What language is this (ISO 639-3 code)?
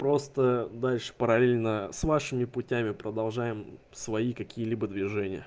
rus